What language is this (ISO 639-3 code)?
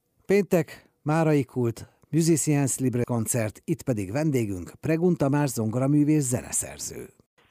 hun